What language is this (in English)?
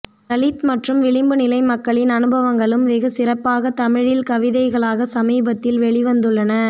Tamil